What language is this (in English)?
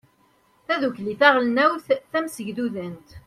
Kabyle